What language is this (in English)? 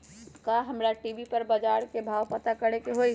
Magahi